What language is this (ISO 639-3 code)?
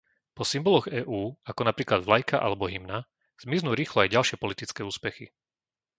slk